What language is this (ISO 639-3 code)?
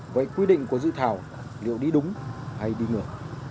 vie